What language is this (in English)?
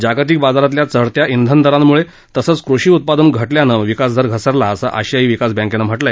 Marathi